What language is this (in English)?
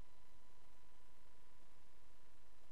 Hebrew